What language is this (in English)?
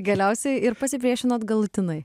Lithuanian